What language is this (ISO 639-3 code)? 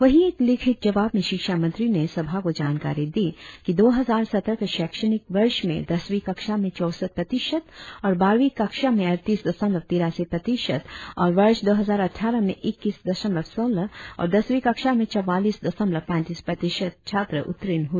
hin